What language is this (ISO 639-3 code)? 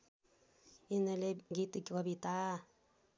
nep